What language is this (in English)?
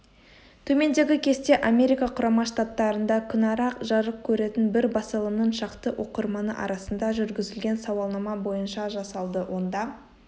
Kazakh